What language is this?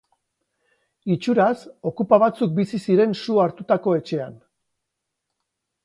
Basque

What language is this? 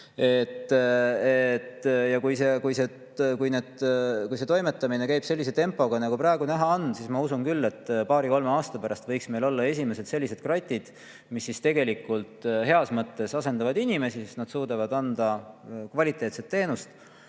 Estonian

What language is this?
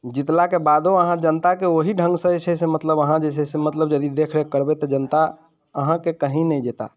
Maithili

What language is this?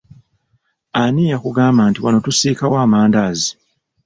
Ganda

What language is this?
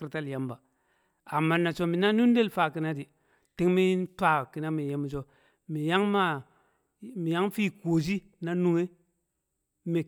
Kamo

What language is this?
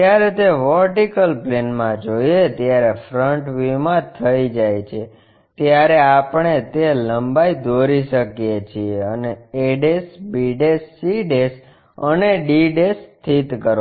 Gujarati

